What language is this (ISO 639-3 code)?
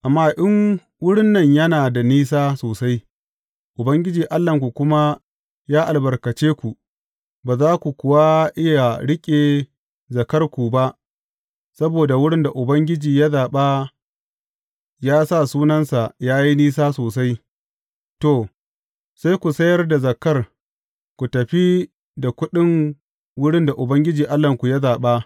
hau